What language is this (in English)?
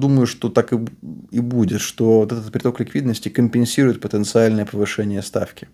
Russian